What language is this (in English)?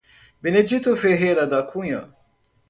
Portuguese